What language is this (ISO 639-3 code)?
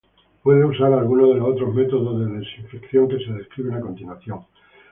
spa